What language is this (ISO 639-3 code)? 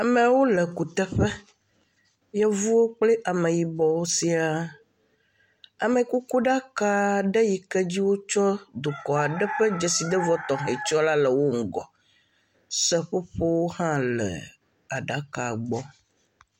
ewe